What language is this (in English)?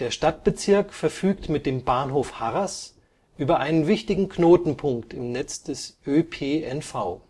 German